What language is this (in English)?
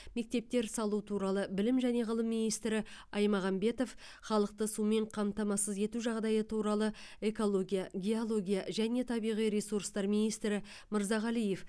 Kazakh